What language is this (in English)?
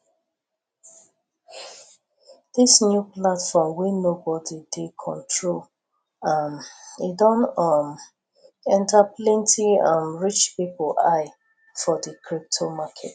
Nigerian Pidgin